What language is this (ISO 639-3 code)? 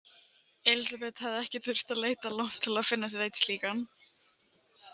isl